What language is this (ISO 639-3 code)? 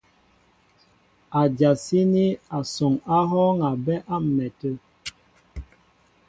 mbo